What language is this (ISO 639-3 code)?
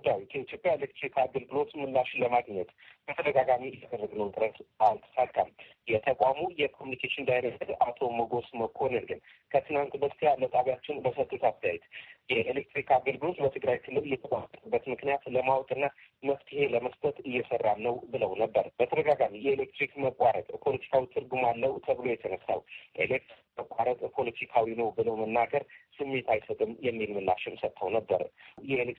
amh